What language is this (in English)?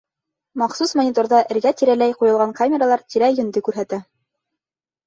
Bashkir